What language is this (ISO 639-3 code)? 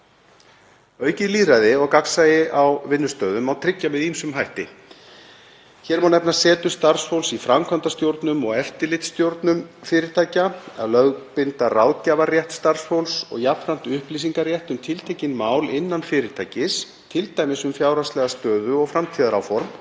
isl